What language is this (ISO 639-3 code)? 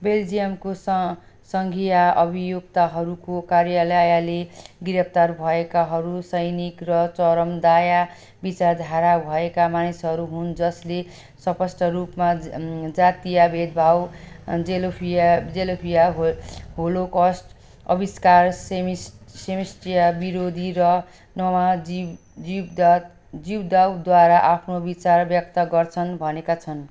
nep